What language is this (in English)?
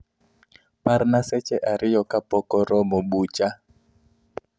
Luo (Kenya and Tanzania)